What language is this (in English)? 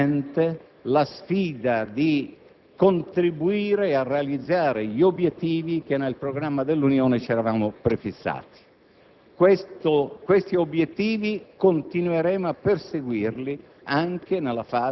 Italian